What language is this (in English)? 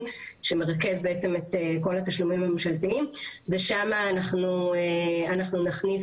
Hebrew